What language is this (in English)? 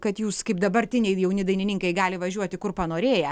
Lithuanian